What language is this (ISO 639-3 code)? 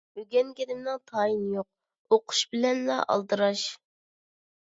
uig